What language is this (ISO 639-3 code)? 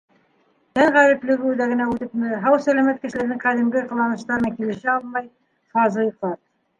bak